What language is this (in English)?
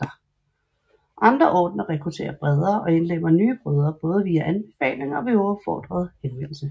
Danish